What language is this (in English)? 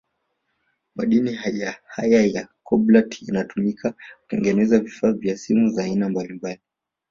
Swahili